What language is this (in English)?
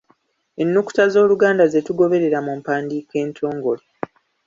Ganda